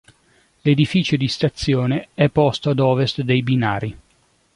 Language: Italian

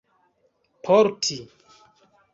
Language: Esperanto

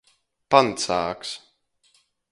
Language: Latgalian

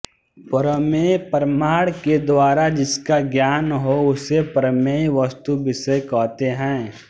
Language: Hindi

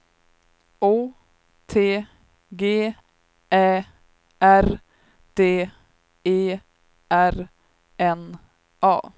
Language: Swedish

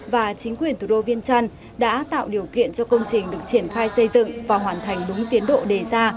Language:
Vietnamese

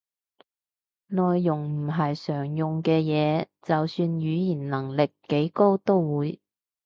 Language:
Cantonese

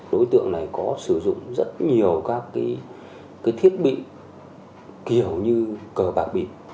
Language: Vietnamese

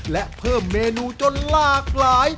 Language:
Thai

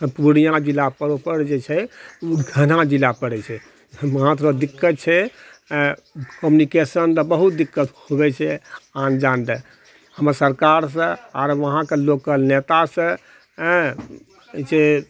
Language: Maithili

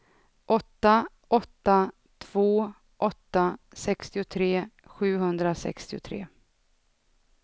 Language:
Swedish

